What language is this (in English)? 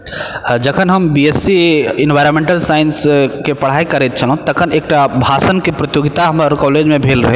Maithili